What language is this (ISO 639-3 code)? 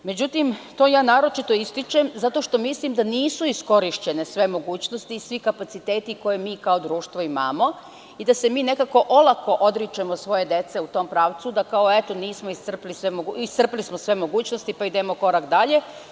srp